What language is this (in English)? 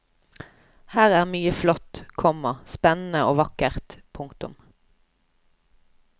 Norwegian